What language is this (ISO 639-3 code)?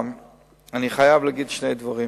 heb